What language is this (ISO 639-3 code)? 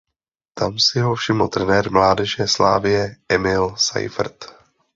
ces